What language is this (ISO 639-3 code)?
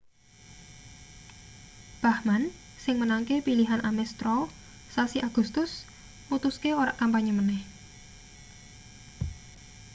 jav